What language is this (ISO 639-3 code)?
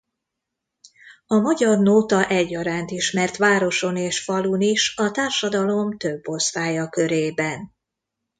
hun